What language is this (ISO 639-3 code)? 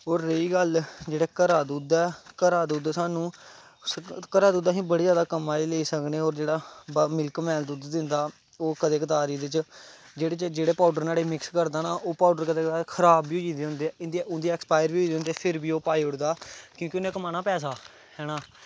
doi